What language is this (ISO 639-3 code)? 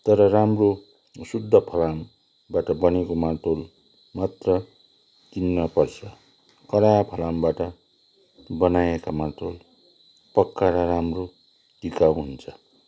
nep